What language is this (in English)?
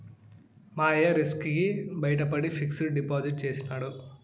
Telugu